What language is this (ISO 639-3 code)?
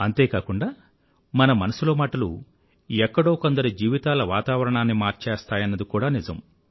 tel